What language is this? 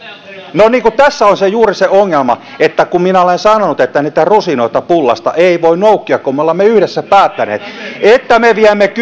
Finnish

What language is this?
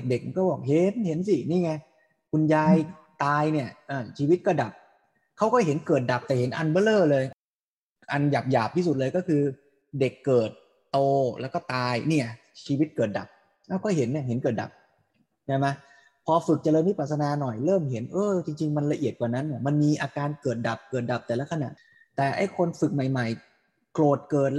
Thai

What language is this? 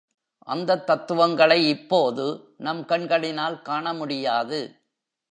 Tamil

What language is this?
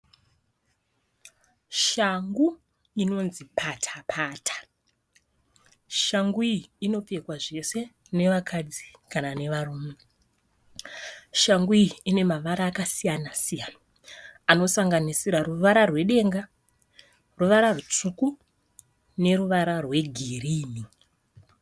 Shona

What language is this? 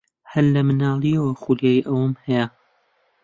Central Kurdish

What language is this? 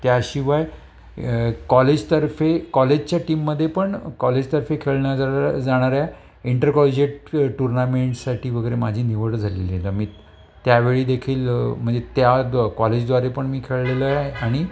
Marathi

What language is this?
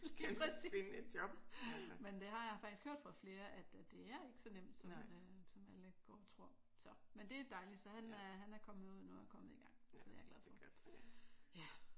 Danish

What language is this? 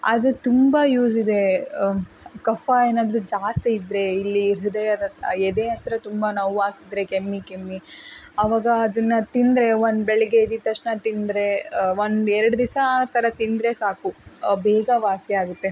Kannada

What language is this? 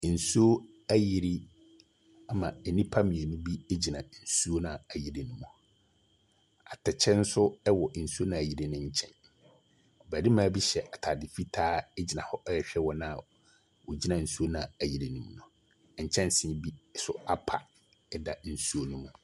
Akan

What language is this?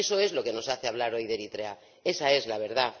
Spanish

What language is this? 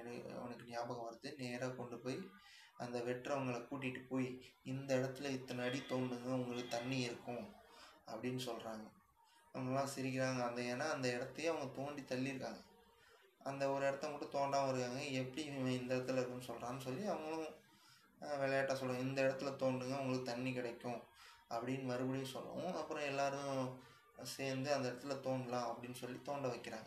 Tamil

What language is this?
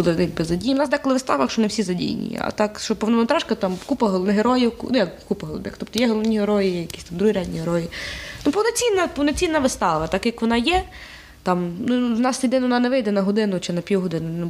Ukrainian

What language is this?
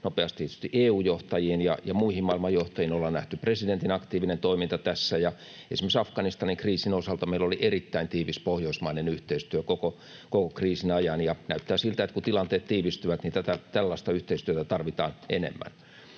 Finnish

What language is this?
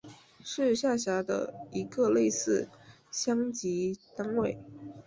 Chinese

